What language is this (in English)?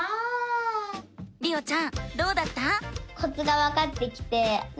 Japanese